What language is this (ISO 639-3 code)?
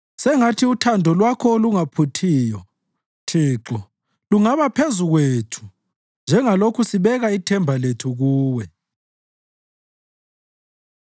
nde